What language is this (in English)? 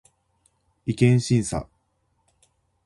Japanese